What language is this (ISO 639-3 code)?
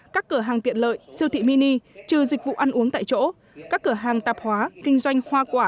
vie